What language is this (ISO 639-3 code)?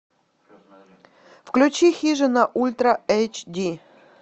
rus